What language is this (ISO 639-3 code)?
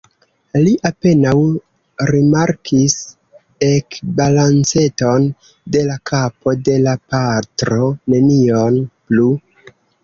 epo